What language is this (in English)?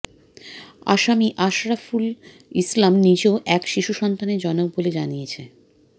Bangla